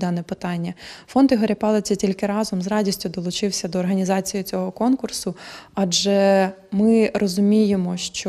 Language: Ukrainian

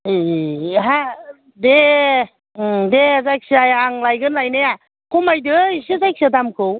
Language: Bodo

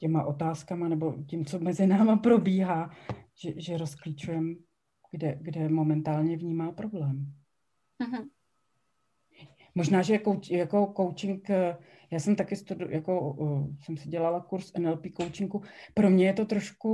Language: Czech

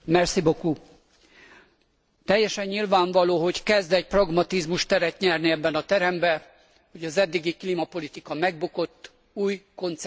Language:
Hungarian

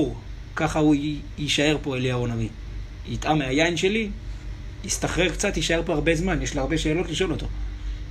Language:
Hebrew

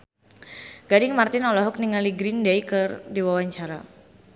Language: Sundanese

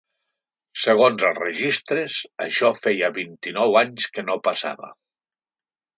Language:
Catalan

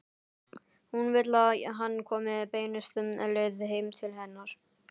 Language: Icelandic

